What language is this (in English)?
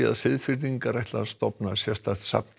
Icelandic